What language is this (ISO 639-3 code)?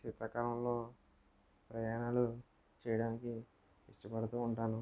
tel